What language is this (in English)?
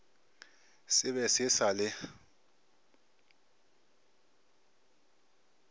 Northern Sotho